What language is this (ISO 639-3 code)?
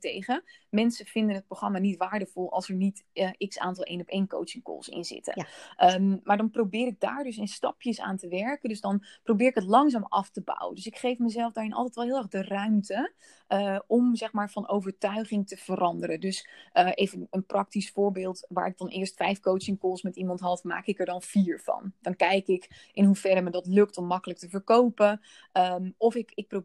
nld